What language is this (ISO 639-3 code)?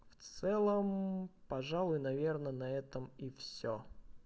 rus